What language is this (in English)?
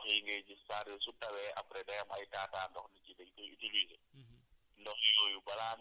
Wolof